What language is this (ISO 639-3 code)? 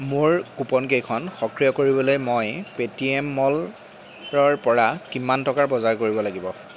asm